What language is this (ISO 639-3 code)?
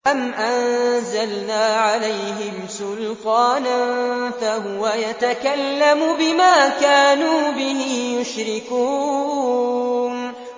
ara